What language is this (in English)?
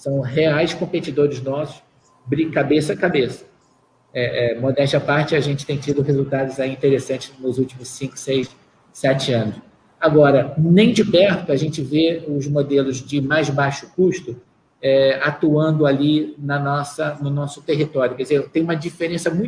Portuguese